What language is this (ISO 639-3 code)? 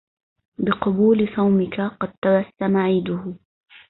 ara